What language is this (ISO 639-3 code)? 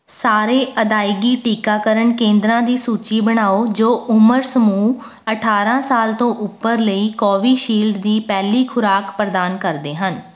pan